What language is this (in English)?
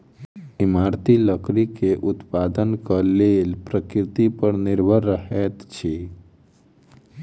Maithili